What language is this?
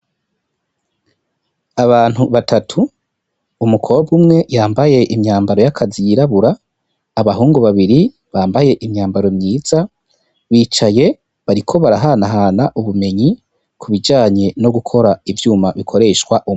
Rundi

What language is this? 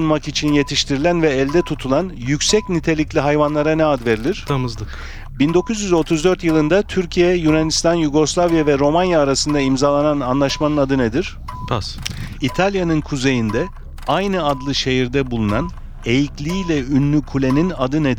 Turkish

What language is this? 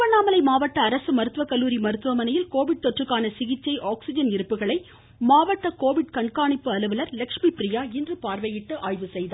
Tamil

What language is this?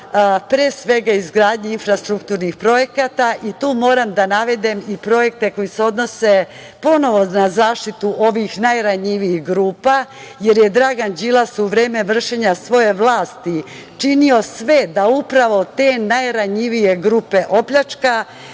Serbian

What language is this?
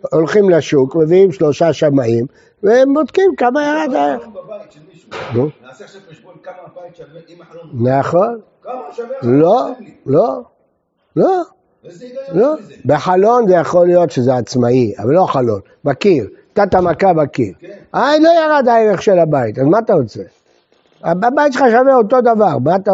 Hebrew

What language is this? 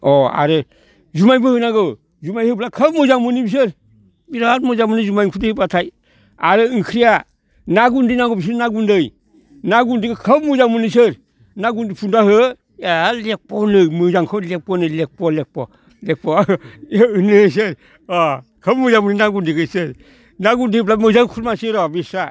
Bodo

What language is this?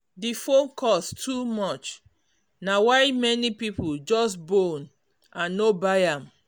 Nigerian Pidgin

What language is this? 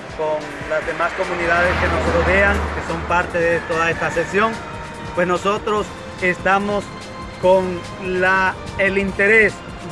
Spanish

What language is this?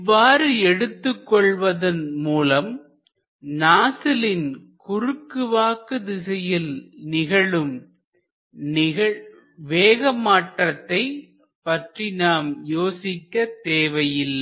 Tamil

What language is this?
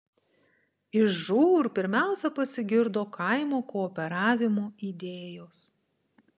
Lithuanian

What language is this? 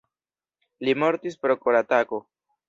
Esperanto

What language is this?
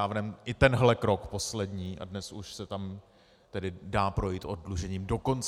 Czech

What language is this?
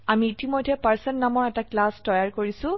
Assamese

